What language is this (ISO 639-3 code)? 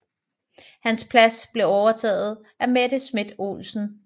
dan